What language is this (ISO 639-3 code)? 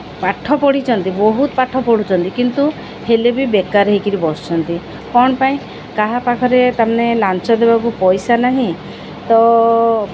ori